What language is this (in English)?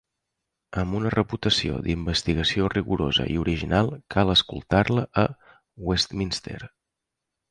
Catalan